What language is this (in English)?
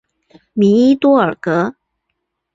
Chinese